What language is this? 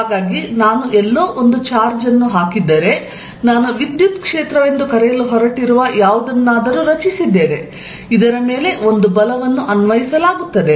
Kannada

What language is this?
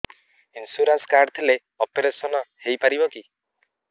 Odia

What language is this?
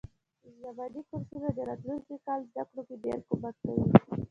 Pashto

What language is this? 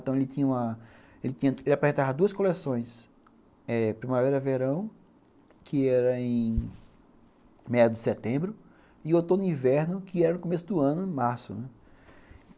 Portuguese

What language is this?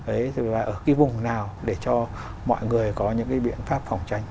Vietnamese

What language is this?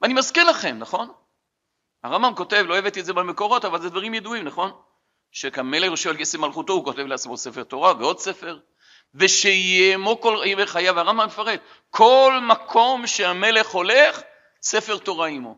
Hebrew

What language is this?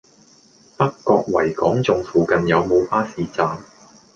Cantonese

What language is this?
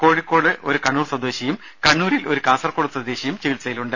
Malayalam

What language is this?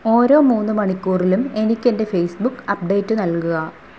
Malayalam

